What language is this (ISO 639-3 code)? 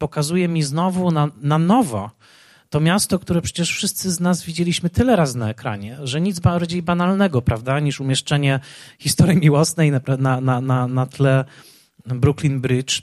pol